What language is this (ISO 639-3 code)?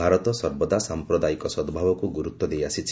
ori